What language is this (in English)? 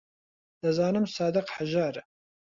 Central Kurdish